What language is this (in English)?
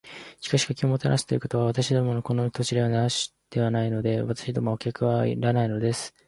Japanese